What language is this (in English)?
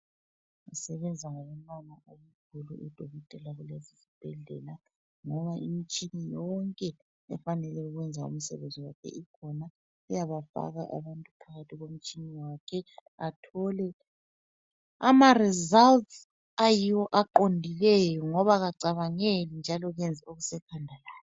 North Ndebele